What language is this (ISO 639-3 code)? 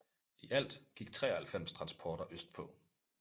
dan